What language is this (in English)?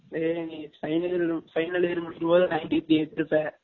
Tamil